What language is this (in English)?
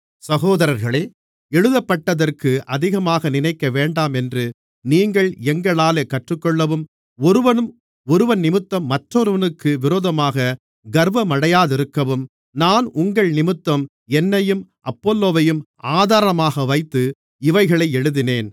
Tamil